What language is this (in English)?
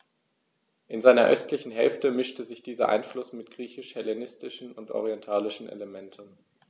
German